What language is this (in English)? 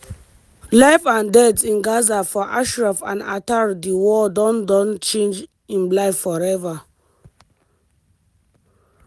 Nigerian Pidgin